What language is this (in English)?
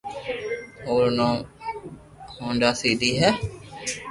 Loarki